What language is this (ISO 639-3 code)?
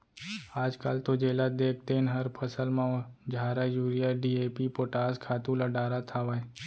hne